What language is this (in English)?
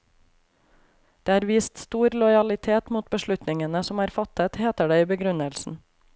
Norwegian